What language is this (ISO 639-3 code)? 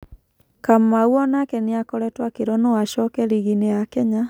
kik